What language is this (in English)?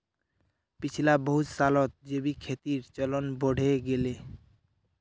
Magahi